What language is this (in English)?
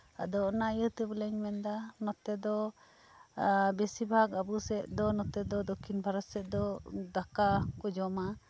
Santali